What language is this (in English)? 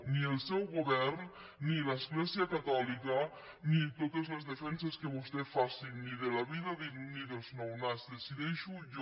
Catalan